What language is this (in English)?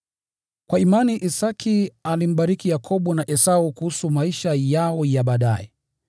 Swahili